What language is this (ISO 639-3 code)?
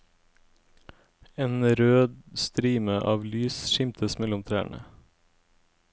nor